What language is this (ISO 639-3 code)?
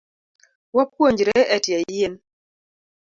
luo